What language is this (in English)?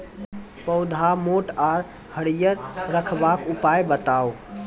Maithili